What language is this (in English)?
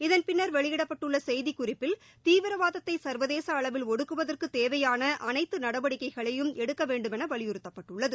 Tamil